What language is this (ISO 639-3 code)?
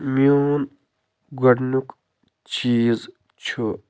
kas